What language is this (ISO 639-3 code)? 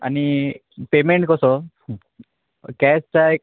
kok